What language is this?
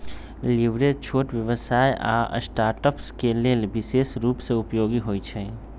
Magahi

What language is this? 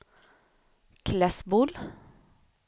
Swedish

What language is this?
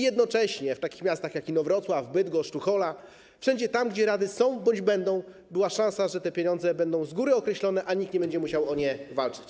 Polish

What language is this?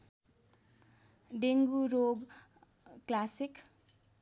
Nepali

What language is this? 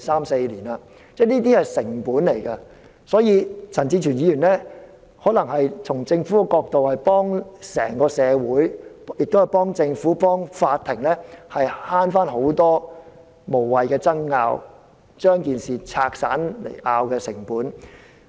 Cantonese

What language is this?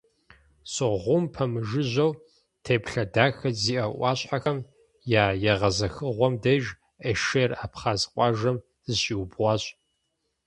Kabardian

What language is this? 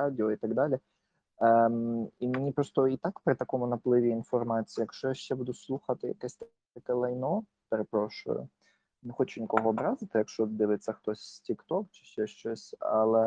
Ukrainian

